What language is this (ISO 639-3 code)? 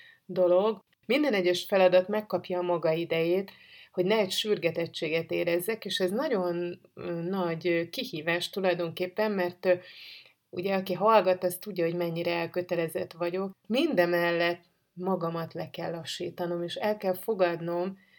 hun